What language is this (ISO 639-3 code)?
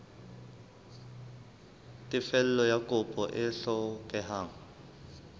sot